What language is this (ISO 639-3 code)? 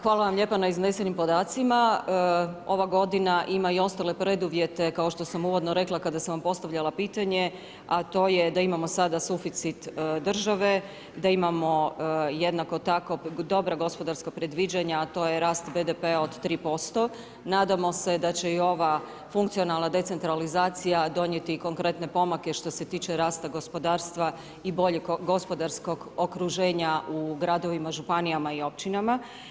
hrv